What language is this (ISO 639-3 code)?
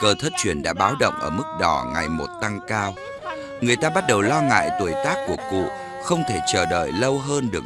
vie